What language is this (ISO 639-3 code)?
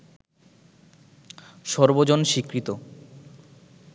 ben